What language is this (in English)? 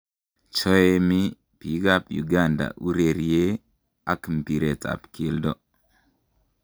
Kalenjin